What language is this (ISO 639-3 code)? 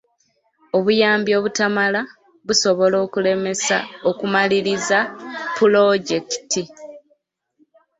lug